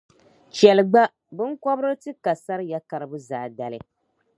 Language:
Dagbani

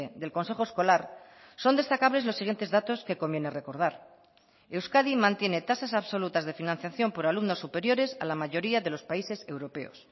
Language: Spanish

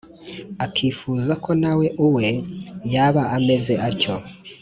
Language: Kinyarwanda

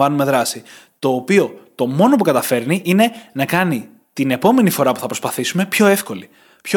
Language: Greek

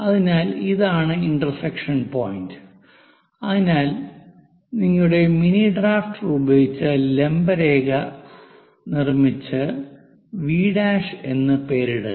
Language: Malayalam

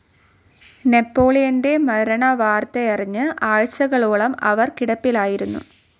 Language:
Malayalam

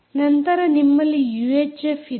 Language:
Kannada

